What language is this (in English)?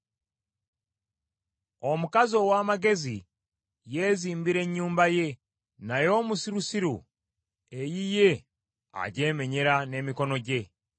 Ganda